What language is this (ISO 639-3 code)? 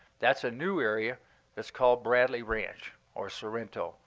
eng